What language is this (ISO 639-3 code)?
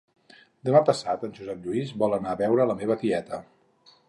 cat